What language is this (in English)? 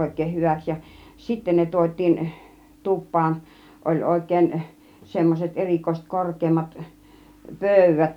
Finnish